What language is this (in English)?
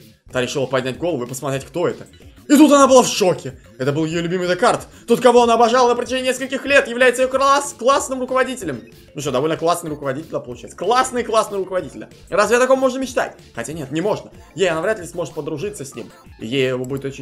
Russian